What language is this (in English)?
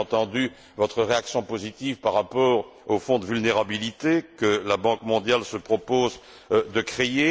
French